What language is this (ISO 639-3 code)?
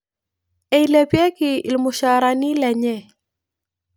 mas